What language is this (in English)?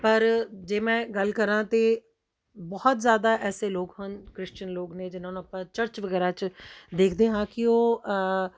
Punjabi